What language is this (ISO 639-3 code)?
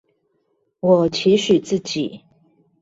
zho